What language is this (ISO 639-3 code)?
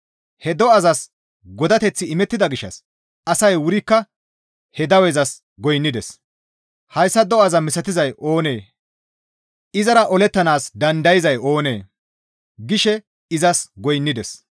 gmv